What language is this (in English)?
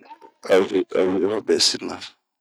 Bomu